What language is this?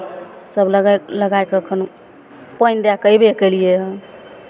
Maithili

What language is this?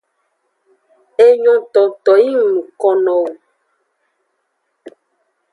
Aja (Benin)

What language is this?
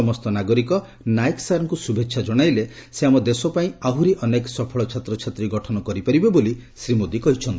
Odia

